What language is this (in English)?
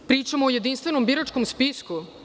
Serbian